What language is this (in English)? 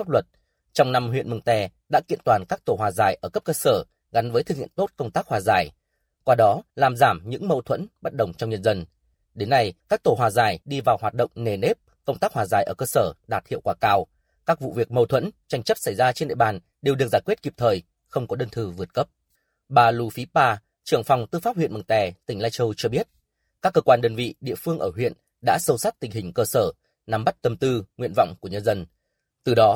Vietnamese